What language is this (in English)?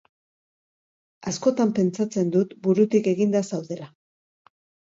Basque